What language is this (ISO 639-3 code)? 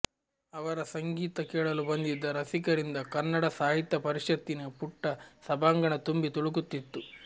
kan